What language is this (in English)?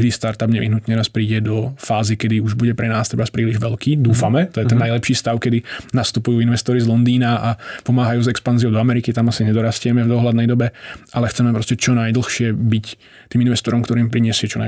Czech